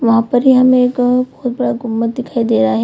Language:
Hindi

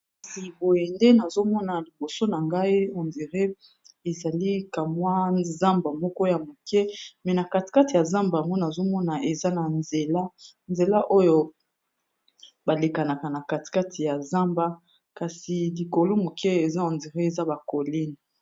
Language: Lingala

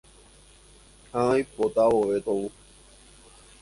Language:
Guarani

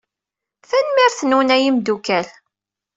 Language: Kabyle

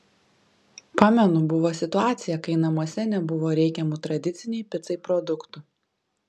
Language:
Lithuanian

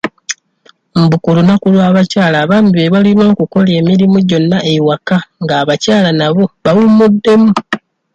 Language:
Ganda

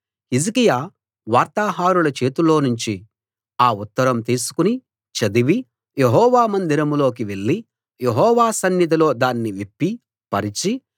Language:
Telugu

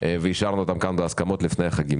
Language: Hebrew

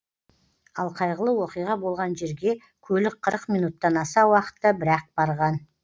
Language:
Kazakh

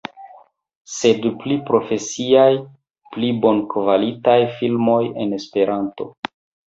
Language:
Esperanto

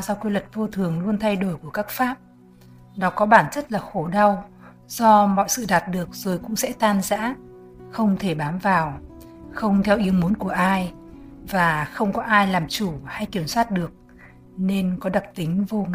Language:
Vietnamese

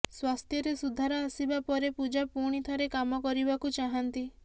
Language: Odia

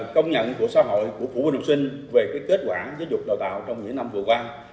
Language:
Vietnamese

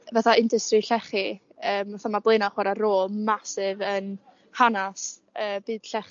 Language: Welsh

